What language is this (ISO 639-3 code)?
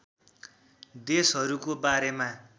nep